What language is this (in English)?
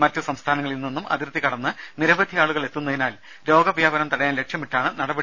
Malayalam